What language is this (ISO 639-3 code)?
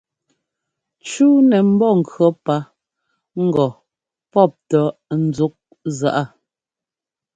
jgo